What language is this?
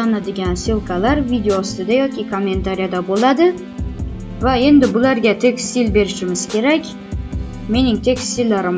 Uzbek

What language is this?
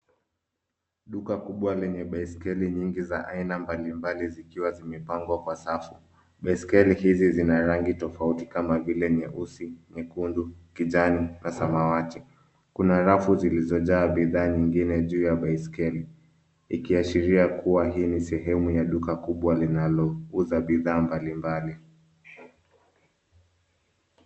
Swahili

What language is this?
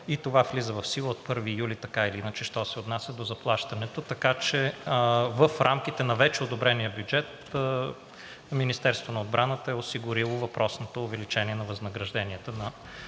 Bulgarian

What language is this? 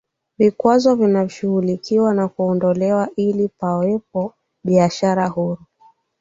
Swahili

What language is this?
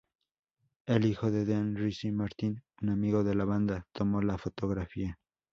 Spanish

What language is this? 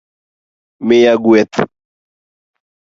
Luo (Kenya and Tanzania)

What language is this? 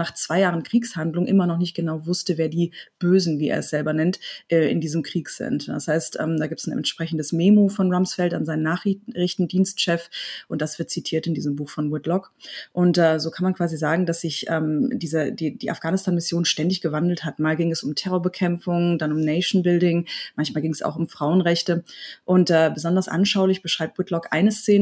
German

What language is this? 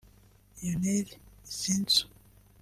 Kinyarwanda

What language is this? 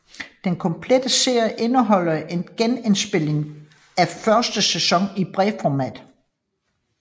Danish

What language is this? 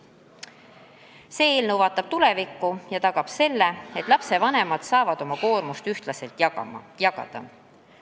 Estonian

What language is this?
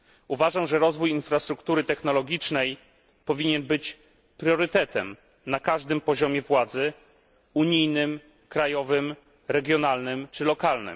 Polish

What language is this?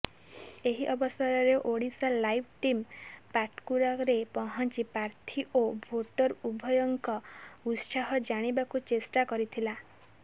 Odia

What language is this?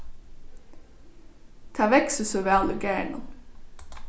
Faroese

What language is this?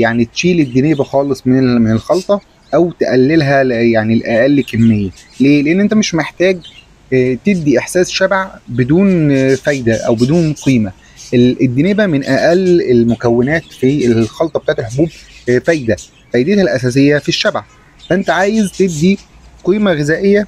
Arabic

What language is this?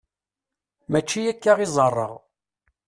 Kabyle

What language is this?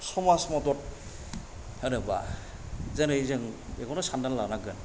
Bodo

